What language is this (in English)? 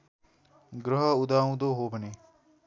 Nepali